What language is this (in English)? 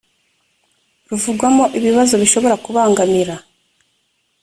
Kinyarwanda